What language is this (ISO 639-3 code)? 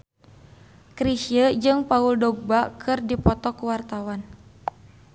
sun